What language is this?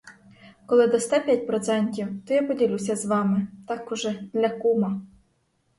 Ukrainian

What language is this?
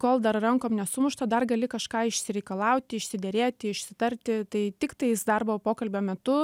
Lithuanian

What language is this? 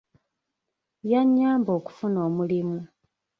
Ganda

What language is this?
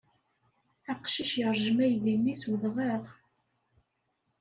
Kabyle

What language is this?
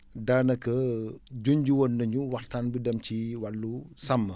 Wolof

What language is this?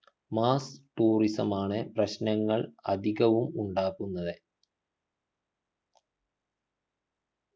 Malayalam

